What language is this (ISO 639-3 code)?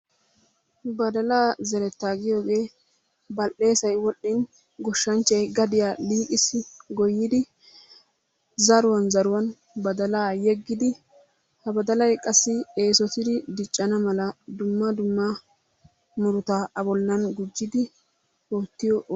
wal